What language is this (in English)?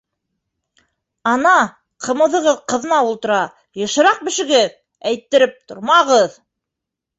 Bashkir